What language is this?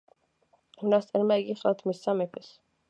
Georgian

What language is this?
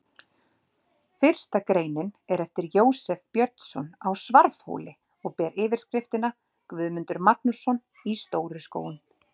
Icelandic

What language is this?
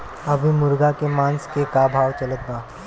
Bhojpuri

